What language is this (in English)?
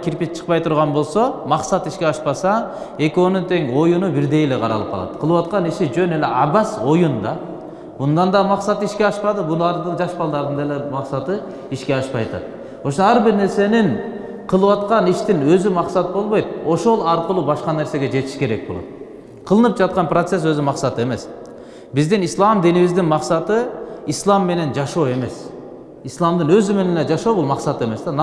Turkish